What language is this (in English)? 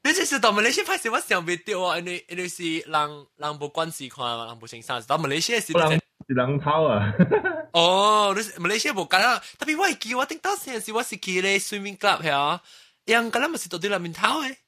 Chinese